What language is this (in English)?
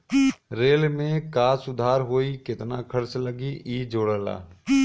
Bhojpuri